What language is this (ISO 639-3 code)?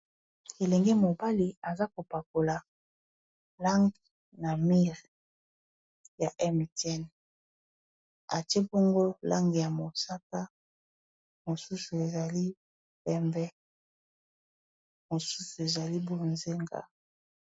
lin